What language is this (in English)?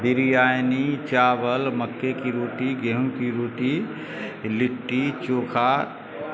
Urdu